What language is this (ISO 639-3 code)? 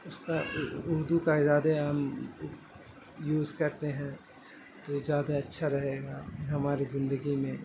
urd